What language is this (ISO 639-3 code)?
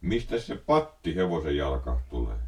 fin